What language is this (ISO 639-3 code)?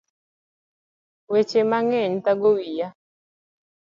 luo